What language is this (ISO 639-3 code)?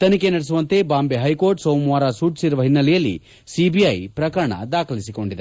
kan